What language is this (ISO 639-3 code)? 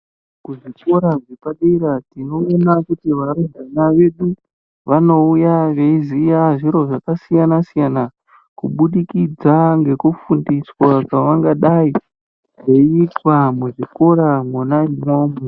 ndc